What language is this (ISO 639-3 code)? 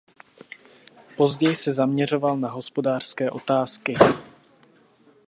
ces